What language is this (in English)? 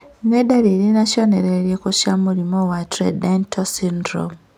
Kikuyu